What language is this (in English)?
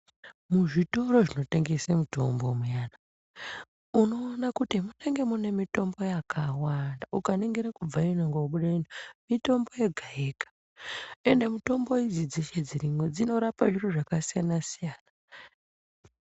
Ndau